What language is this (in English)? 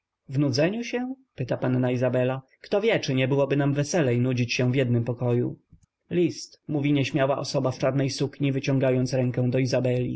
Polish